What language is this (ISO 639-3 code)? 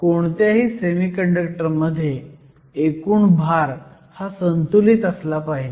mar